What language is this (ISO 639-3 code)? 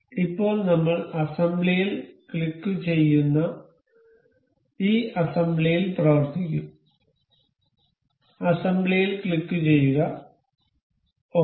mal